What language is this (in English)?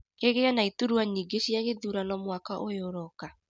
Kikuyu